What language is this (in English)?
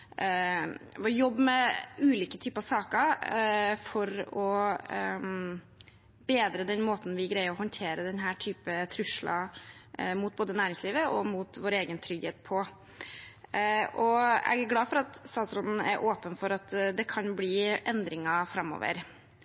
Norwegian Bokmål